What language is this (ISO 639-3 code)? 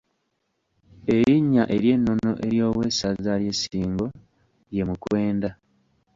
lug